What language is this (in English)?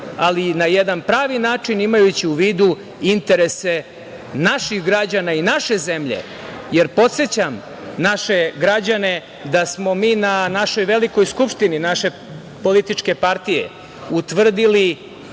Serbian